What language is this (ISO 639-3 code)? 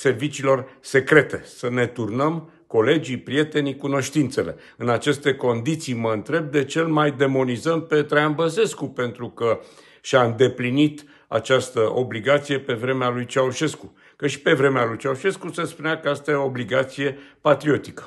ron